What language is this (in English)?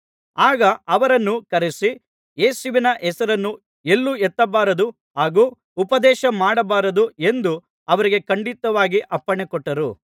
Kannada